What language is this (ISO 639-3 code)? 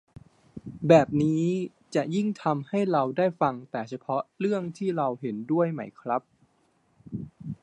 tha